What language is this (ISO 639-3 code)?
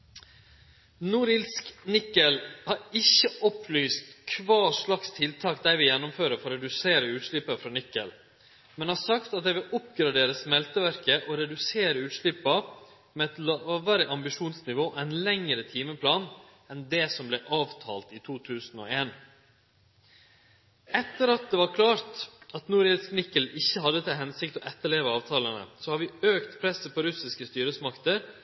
nno